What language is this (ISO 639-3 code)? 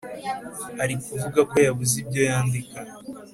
kin